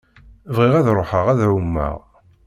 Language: Kabyle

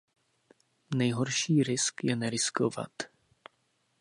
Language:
Czech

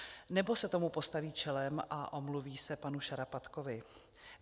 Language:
Czech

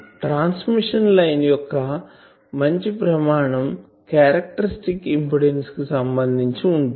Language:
Telugu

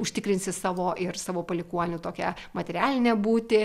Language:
Lithuanian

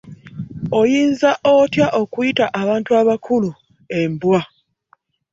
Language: Ganda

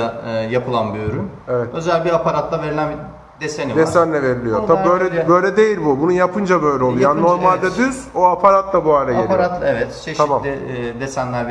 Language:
Turkish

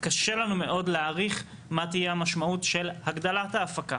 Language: Hebrew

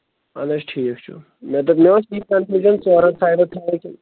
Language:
Kashmiri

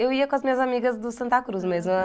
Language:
Portuguese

